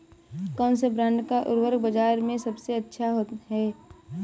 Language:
Hindi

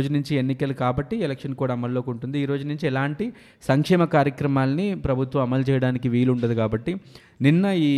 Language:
Telugu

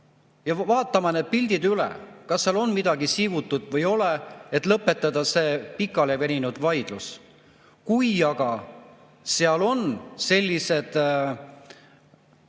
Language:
Estonian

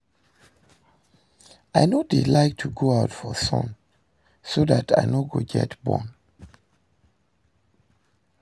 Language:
Nigerian Pidgin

